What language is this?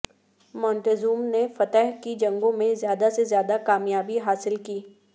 Urdu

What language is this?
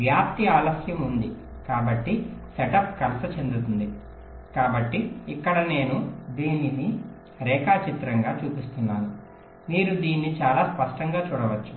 Telugu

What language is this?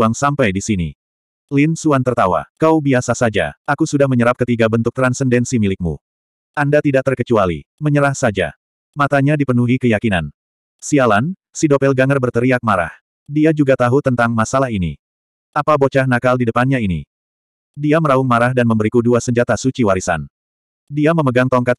Indonesian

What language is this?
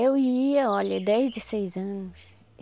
Portuguese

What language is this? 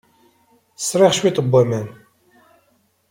Kabyle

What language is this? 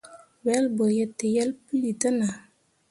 Mundang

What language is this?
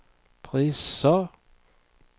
Swedish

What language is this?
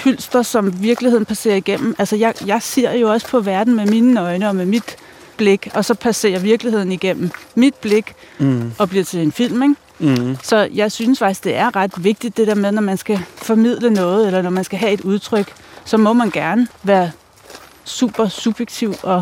Danish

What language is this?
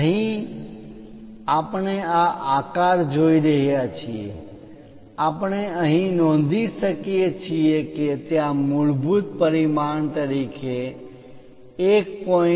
Gujarati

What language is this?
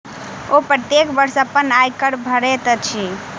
Maithili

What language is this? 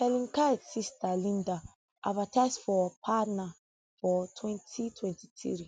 Nigerian Pidgin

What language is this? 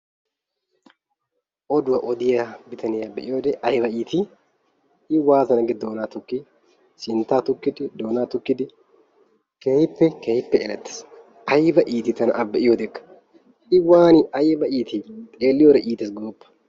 Wolaytta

